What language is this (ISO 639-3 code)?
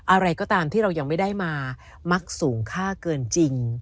tha